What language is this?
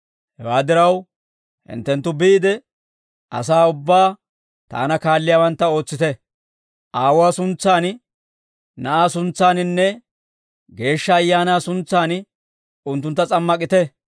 Dawro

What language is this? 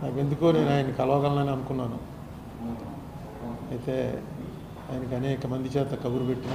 Telugu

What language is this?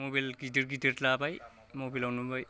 Bodo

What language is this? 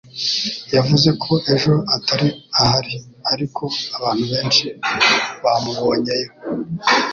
Kinyarwanda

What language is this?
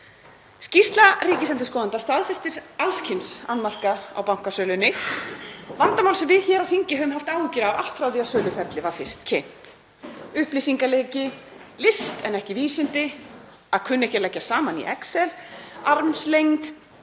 Icelandic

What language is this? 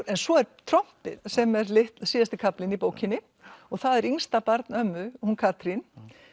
Icelandic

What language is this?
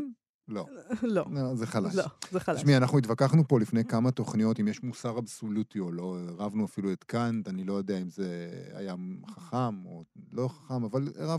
Hebrew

